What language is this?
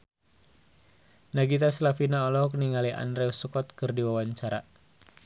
Sundanese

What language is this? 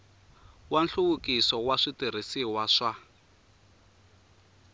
Tsonga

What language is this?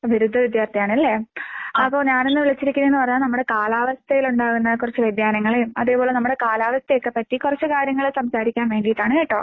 Malayalam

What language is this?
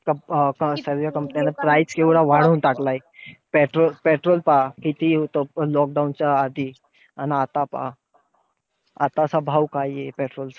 Marathi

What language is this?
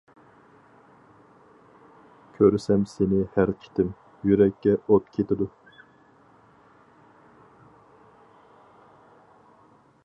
Uyghur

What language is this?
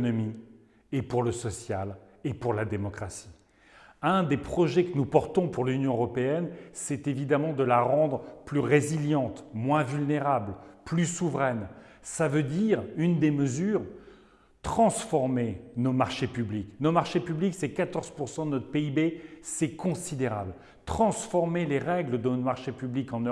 French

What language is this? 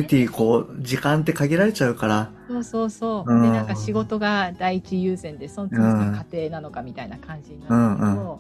Japanese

